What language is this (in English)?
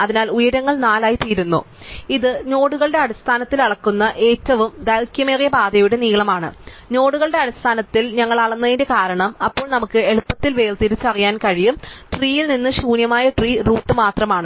Malayalam